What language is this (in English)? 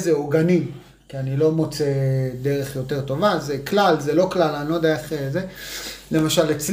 Hebrew